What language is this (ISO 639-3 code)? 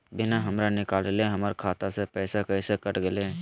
mag